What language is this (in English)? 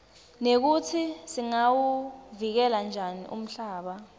Swati